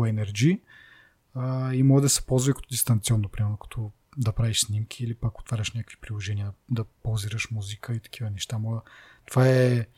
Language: Bulgarian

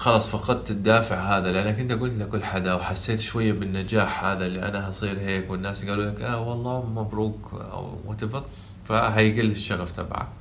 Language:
Arabic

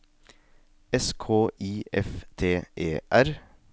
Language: Norwegian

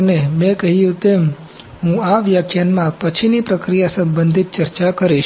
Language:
Gujarati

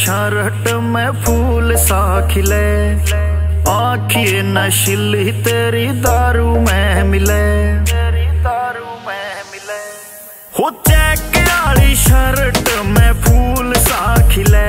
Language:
Hindi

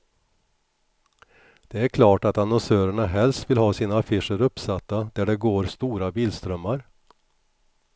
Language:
Swedish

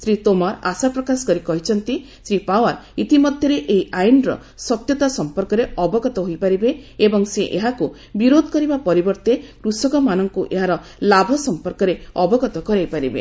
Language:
Odia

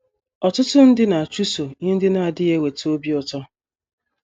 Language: Igbo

